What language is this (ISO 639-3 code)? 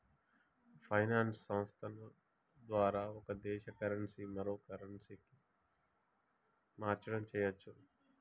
tel